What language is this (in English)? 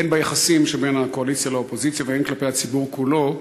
Hebrew